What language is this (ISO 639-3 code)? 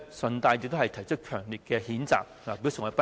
yue